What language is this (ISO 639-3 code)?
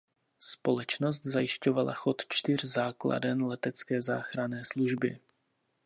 ces